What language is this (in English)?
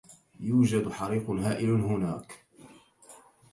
Arabic